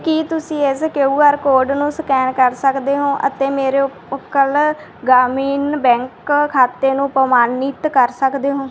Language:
Punjabi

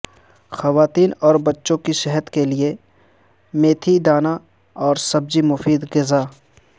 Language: Urdu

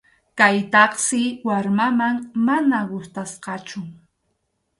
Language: Arequipa-La Unión Quechua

